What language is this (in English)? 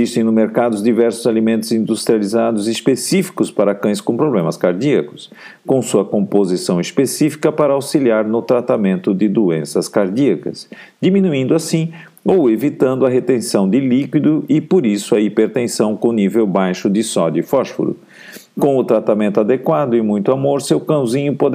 Portuguese